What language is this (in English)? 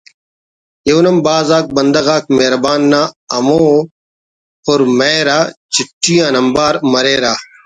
Brahui